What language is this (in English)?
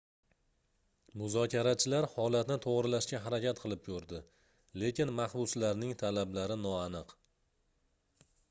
Uzbek